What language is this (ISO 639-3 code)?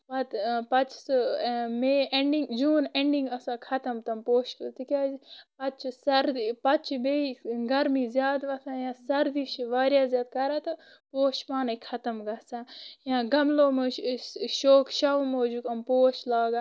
kas